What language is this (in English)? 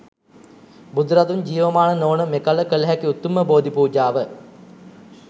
Sinhala